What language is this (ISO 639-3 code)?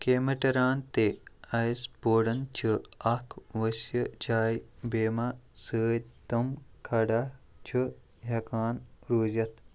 kas